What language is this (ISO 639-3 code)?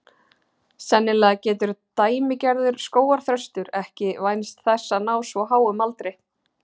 isl